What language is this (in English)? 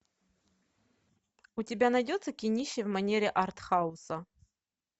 Russian